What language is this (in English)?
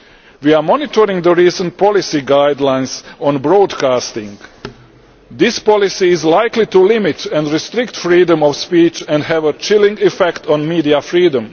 English